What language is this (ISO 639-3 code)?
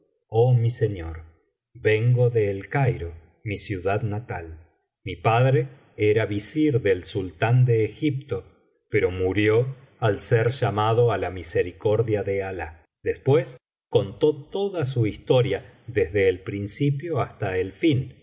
spa